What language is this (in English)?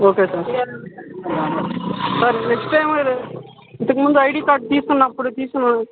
Telugu